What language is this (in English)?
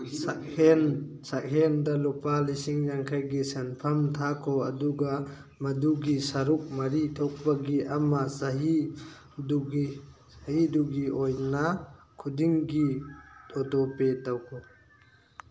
Manipuri